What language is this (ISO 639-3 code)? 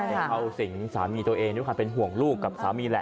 tha